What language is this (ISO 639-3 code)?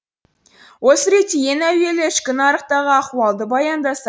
kaz